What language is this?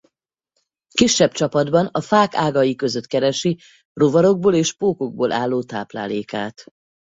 Hungarian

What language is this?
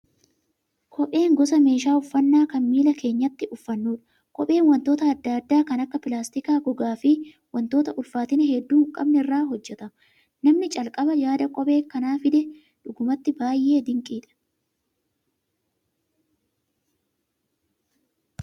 Oromo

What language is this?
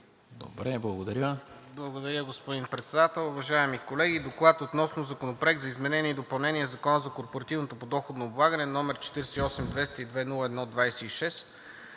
Bulgarian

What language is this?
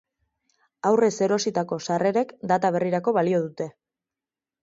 Basque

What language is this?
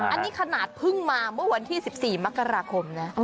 Thai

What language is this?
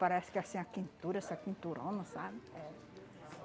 Portuguese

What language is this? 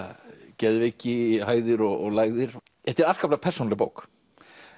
Icelandic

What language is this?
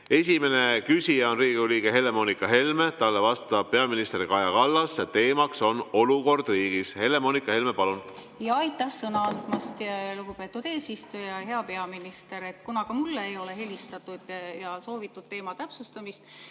Estonian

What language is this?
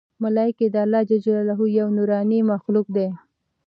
Pashto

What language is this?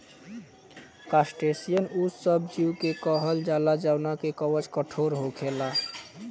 Bhojpuri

